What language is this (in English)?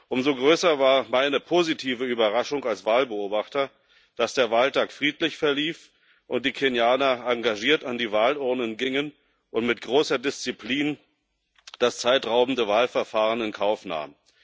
German